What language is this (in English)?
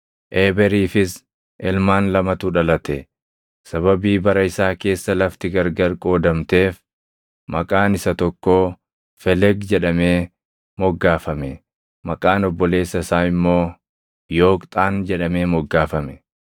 Oromo